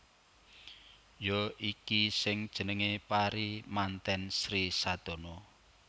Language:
Javanese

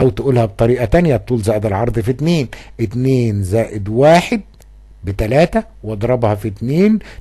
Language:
Arabic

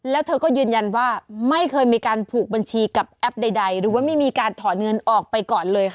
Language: Thai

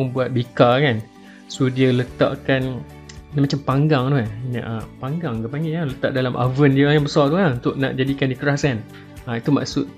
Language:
Malay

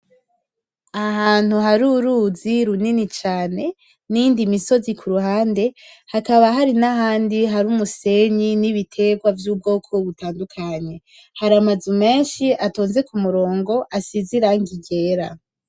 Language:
Rundi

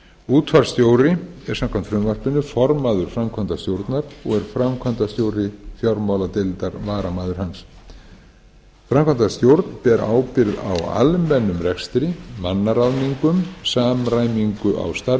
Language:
Icelandic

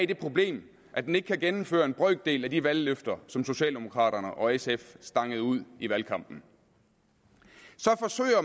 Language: Danish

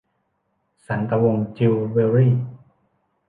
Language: Thai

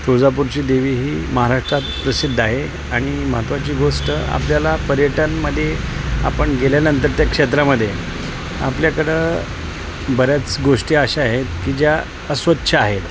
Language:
Marathi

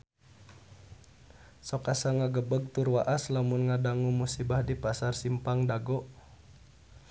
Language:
Sundanese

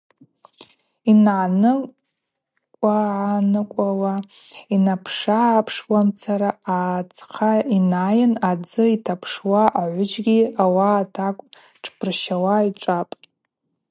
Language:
Abaza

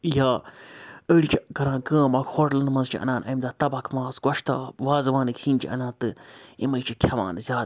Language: Kashmiri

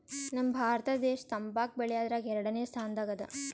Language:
Kannada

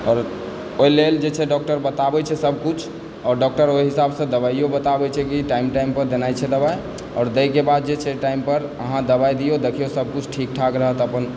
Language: Maithili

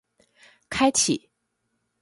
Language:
Chinese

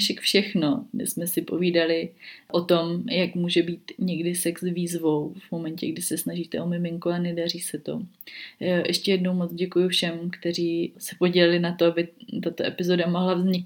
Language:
Czech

